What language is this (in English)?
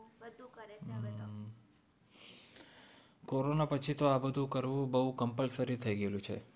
Gujarati